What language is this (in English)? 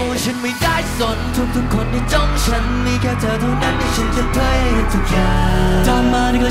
Thai